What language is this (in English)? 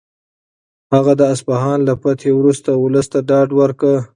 Pashto